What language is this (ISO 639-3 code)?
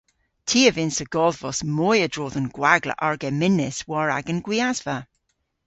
cor